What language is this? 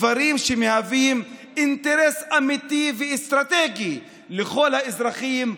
Hebrew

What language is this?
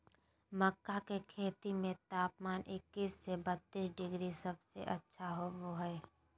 Magahi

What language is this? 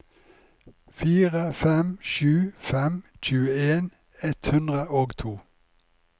Norwegian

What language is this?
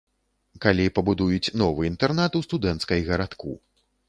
Belarusian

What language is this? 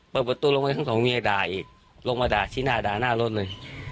Thai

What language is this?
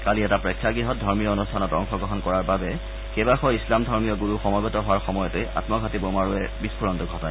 Assamese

